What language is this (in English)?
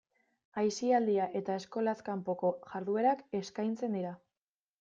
Basque